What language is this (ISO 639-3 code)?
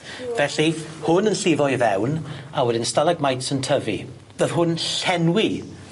cym